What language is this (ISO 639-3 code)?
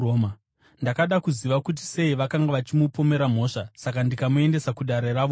sna